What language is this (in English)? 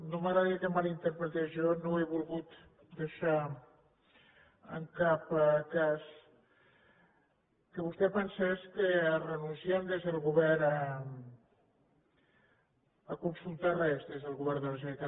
Catalan